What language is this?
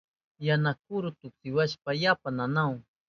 Southern Pastaza Quechua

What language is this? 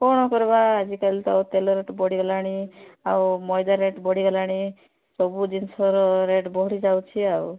Odia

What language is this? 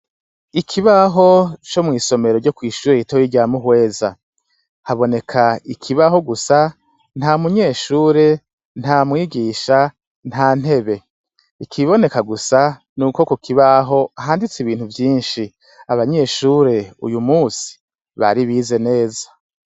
Rundi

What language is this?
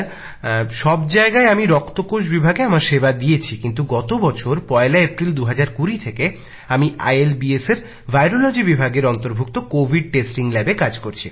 Bangla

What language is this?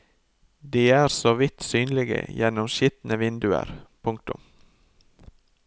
Norwegian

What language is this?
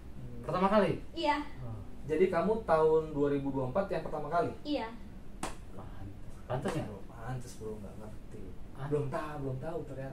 Indonesian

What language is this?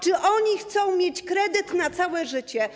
Polish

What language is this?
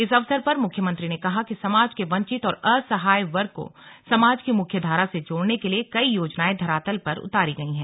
Hindi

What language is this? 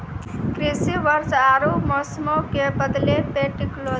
Maithili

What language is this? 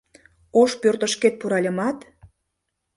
Mari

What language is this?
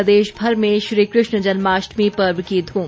Hindi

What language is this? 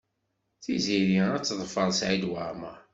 Kabyle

